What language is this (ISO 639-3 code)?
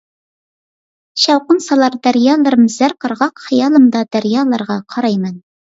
uig